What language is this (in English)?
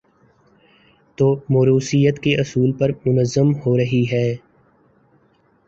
Urdu